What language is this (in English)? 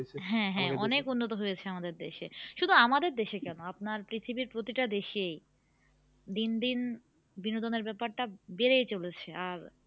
Bangla